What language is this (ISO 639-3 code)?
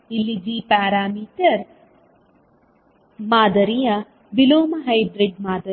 kan